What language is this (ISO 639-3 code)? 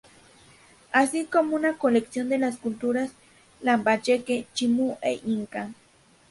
spa